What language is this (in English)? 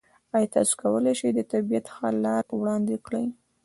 Pashto